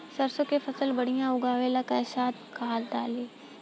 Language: Bhojpuri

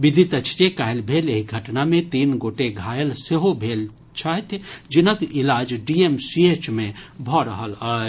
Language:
Maithili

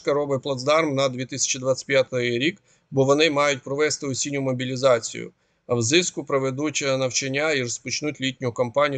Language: Ukrainian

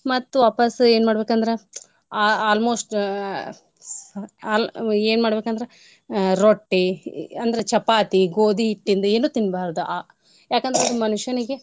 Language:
Kannada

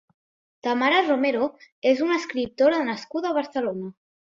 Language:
Catalan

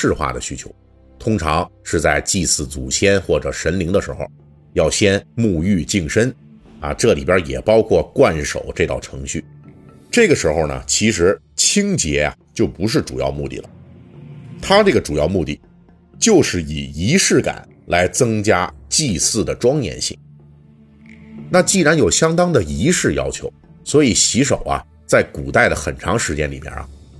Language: Chinese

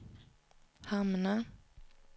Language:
Swedish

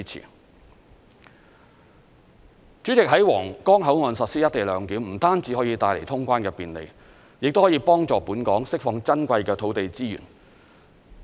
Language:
Cantonese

